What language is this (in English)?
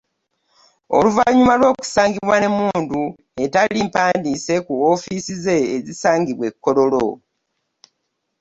Ganda